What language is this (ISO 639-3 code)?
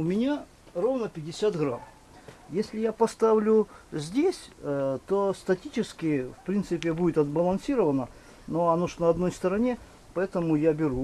rus